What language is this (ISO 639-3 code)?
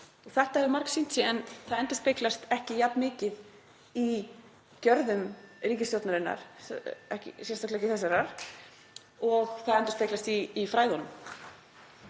isl